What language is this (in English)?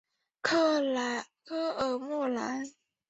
Chinese